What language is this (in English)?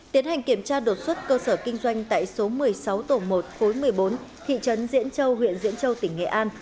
Vietnamese